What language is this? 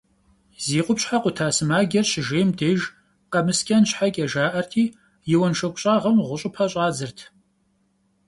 Kabardian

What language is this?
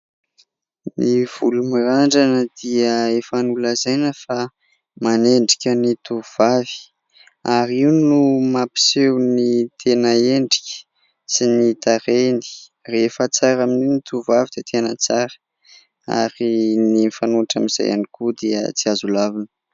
Malagasy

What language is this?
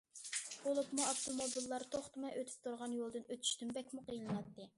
Uyghur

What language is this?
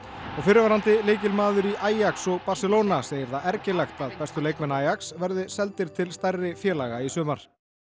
Icelandic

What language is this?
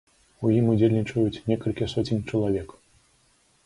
Belarusian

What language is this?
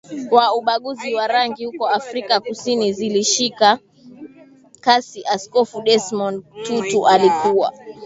Swahili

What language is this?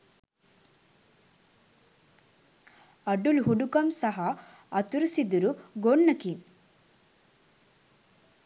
Sinhala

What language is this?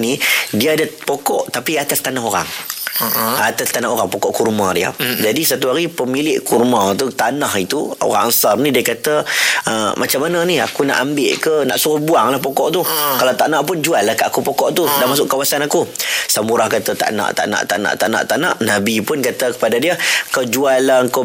Malay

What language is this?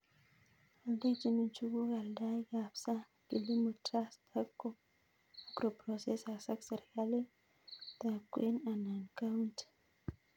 Kalenjin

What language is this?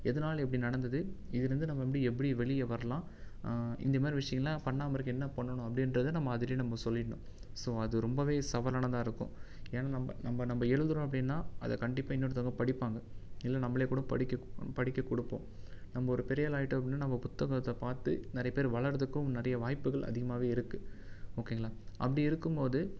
Tamil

